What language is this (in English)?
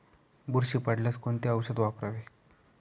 Marathi